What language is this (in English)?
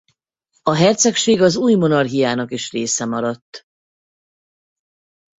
Hungarian